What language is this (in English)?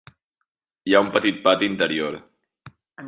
Catalan